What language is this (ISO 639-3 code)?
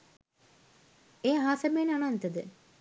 sin